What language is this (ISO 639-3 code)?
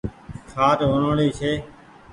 gig